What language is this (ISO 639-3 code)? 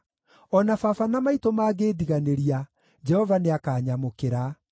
kik